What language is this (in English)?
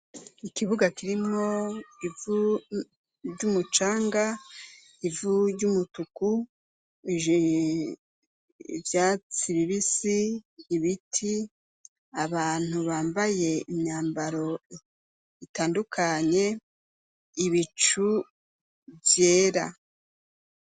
Rundi